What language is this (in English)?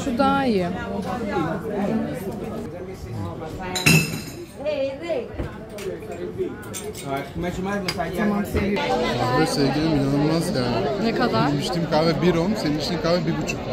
Turkish